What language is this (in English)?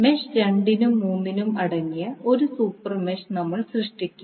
Malayalam